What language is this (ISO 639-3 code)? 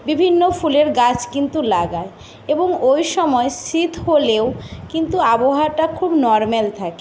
ben